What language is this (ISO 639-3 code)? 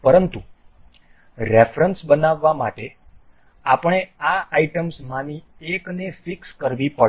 guj